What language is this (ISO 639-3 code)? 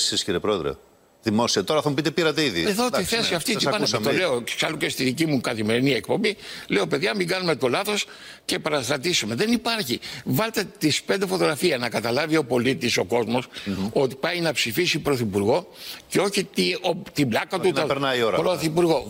ell